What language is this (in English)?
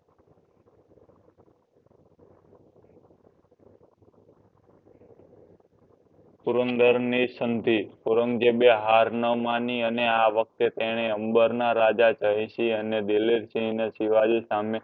Gujarati